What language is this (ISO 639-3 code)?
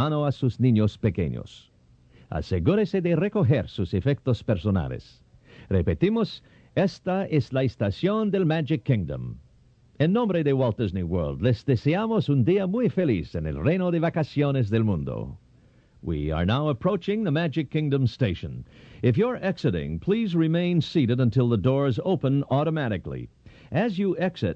eng